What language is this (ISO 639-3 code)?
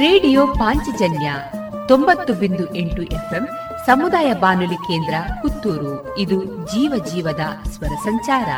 kan